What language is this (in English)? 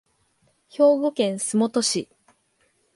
Japanese